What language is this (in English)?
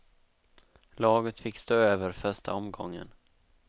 Swedish